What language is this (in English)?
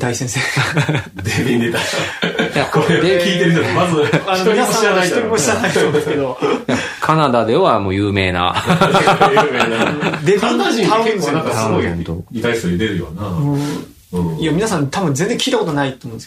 Japanese